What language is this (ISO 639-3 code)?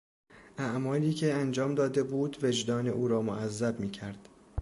fas